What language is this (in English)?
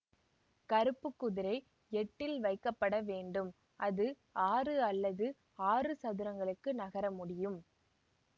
Tamil